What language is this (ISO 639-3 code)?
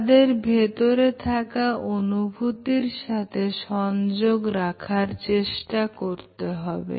ben